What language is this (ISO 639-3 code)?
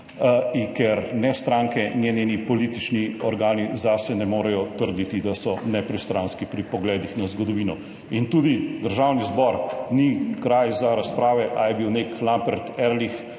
slv